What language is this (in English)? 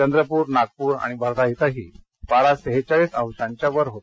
Marathi